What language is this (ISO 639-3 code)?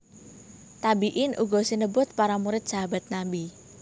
jav